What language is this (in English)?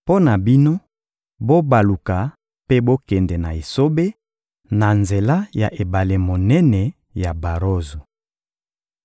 Lingala